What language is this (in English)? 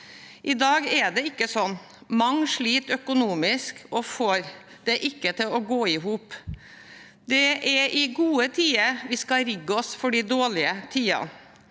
Norwegian